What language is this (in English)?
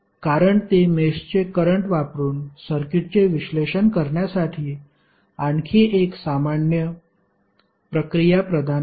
Marathi